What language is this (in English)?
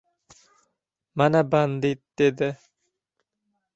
Uzbek